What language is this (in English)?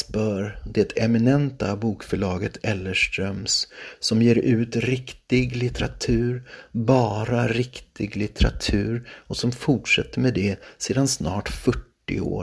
Swedish